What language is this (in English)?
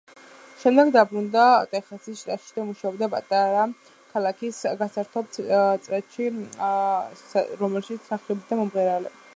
Georgian